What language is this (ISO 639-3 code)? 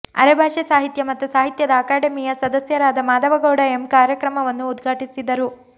kan